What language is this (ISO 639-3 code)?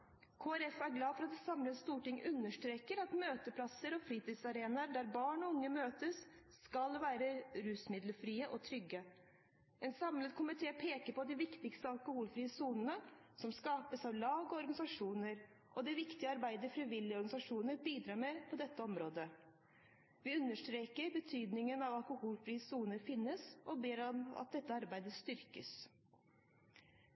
nob